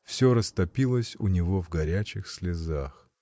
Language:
Russian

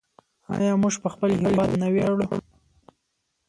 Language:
Pashto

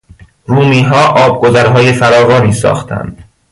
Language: Persian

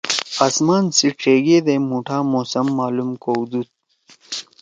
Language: Torwali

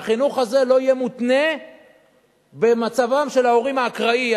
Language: Hebrew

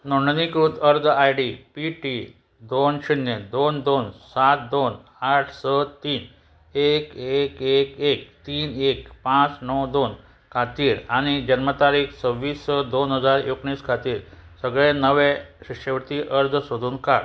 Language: Konkani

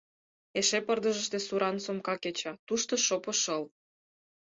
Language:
Mari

